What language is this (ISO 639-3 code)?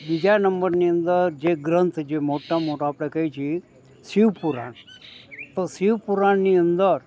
guj